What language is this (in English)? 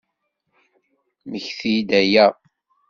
Kabyle